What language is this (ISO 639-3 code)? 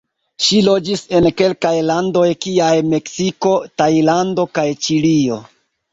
epo